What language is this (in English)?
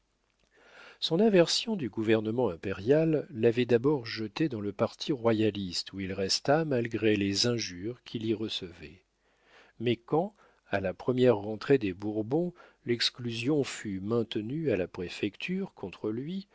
French